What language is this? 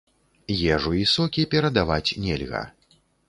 Belarusian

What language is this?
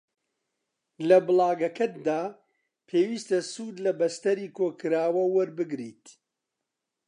Central Kurdish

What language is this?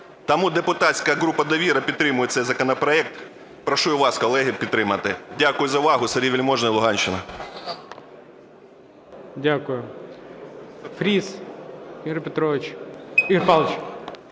Ukrainian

